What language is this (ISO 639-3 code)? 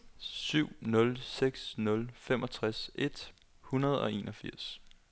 dan